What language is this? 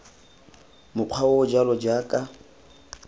Tswana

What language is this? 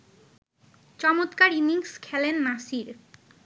Bangla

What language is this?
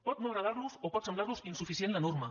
Catalan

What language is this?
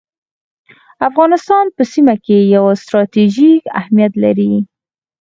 Pashto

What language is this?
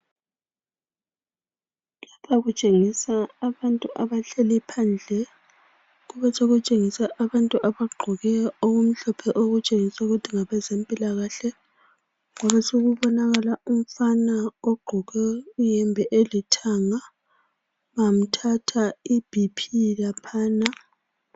North Ndebele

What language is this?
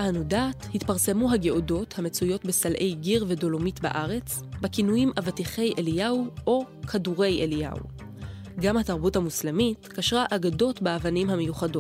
Hebrew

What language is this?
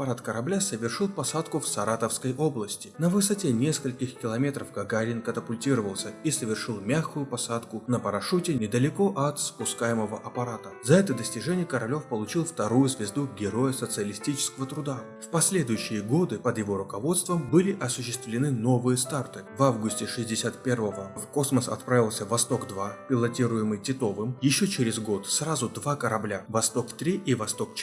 Russian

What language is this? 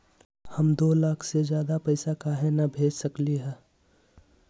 Magahi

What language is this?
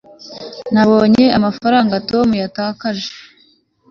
Kinyarwanda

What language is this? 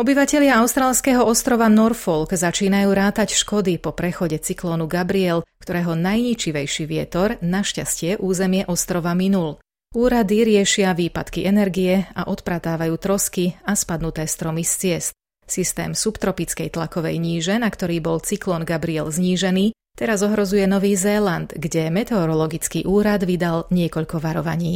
Slovak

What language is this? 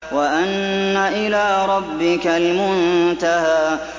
Arabic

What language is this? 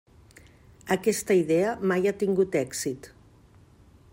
Catalan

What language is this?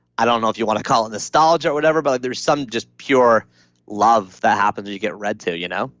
English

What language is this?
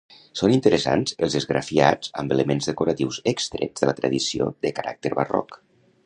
Catalan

